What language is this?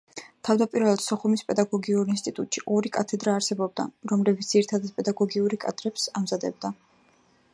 Georgian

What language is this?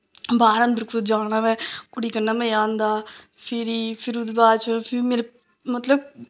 Dogri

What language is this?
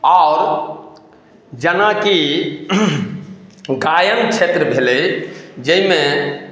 Maithili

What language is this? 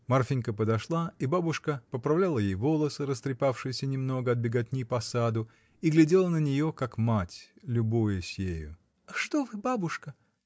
Russian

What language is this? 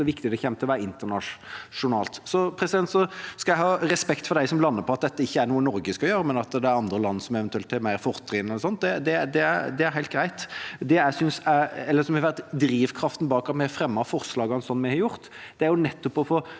Norwegian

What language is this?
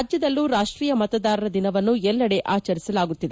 Kannada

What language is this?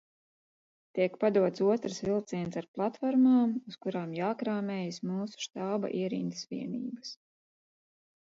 Latvian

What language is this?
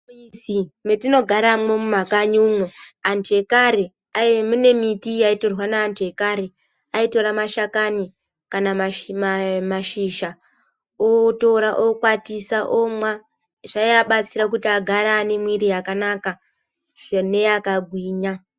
Ndau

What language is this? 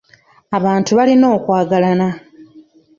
Ganda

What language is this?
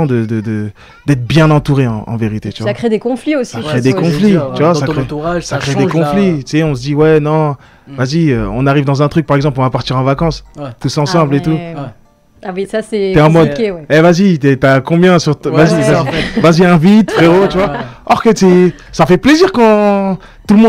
French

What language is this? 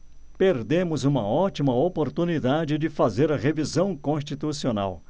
Portuguese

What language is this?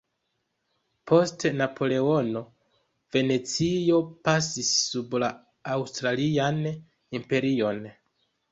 Esperanto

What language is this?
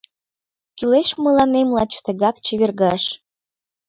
Mari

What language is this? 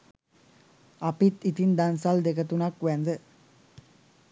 Sinhala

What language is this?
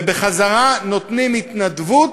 Hebrew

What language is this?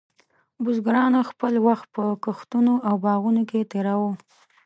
Pashto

